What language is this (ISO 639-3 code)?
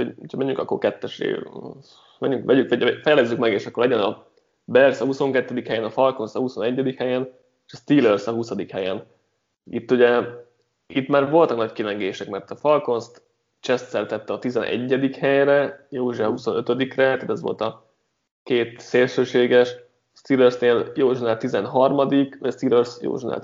hun